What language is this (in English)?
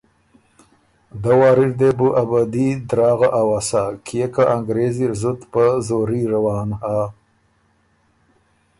Ormuri